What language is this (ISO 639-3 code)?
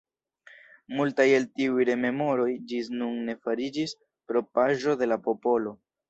epo